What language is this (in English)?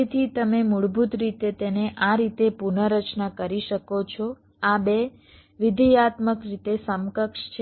Gujarati